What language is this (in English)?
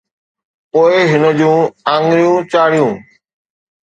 Sindhi